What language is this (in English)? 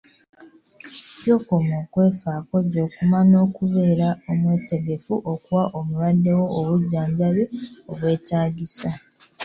Ganda